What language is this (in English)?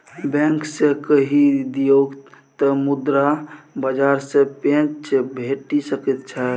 Maithili